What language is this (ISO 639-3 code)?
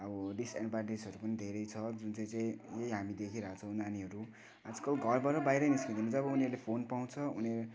nep